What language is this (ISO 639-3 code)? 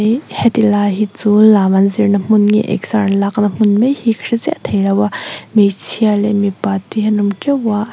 lus